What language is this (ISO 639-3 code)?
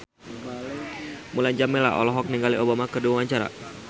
sun